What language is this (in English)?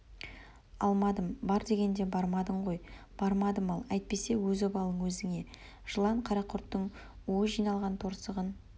Kazakh